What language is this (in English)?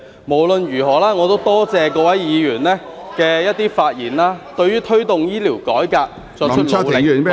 Cantonese